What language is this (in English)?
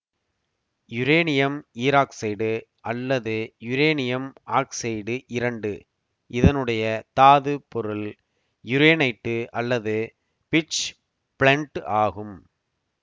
Tamil